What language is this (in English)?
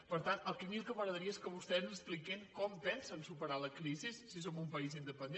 Catalan